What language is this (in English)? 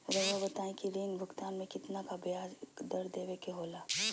Magahi